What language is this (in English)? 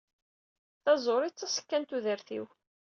Kabyle